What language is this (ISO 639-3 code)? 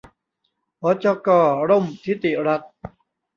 tha